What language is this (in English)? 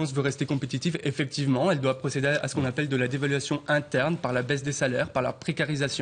French